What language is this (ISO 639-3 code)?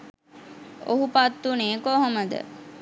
sin